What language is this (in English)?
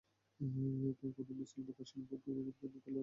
Bangla